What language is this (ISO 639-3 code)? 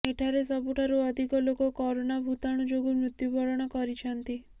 ori